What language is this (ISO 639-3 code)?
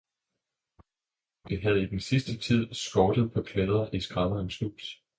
dan